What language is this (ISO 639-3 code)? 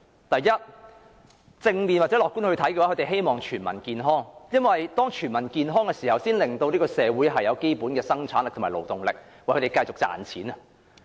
yue